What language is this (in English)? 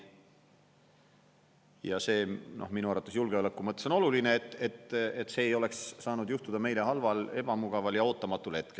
Estonian